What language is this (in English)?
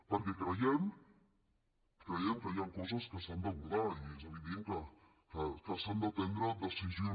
Catalan